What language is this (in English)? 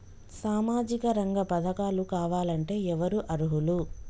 Telugu